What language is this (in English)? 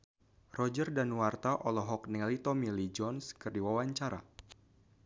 Sundanese